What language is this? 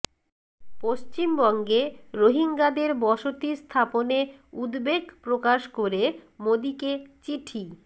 Bangla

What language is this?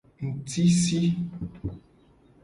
Gen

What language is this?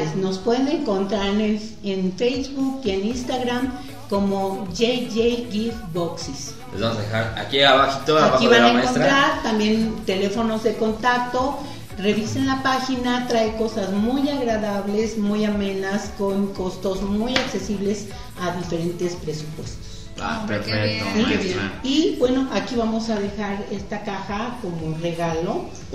Spanish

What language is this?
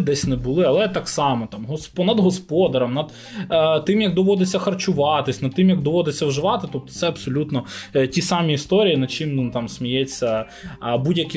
Ukrainian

